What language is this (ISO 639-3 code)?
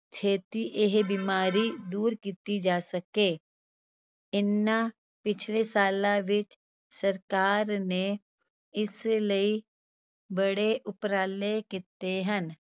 pan